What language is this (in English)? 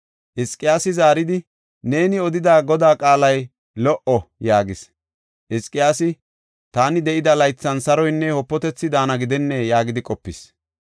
Gofa